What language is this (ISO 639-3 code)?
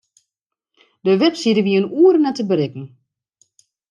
fry